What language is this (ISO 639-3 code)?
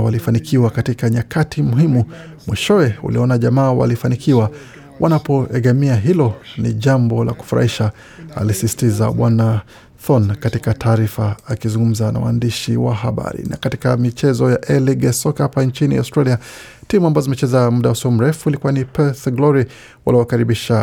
swa